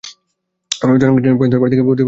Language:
Bangla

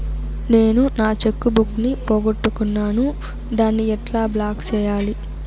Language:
Telugu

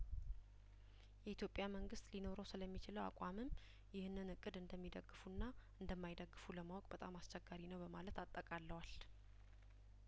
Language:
Amharic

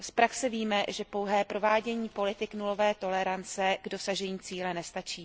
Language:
Czech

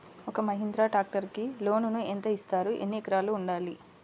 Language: Telugu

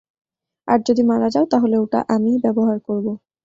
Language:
Bangla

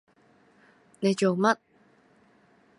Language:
Cantonese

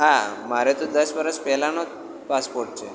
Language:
Gujarati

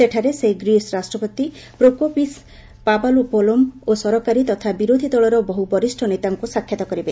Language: Odia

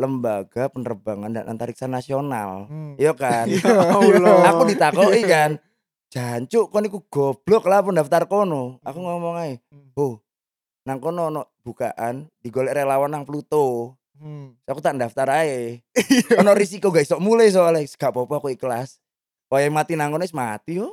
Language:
Indonesian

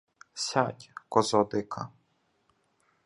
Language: Ukrainian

